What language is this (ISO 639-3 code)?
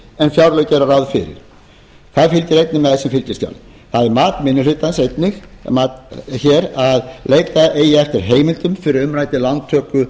isl